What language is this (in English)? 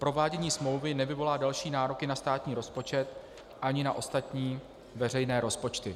Czech